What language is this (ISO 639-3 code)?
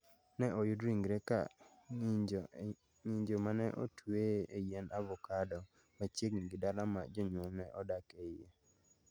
luo